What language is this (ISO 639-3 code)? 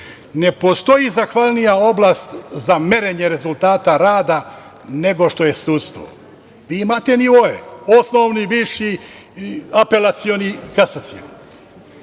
srp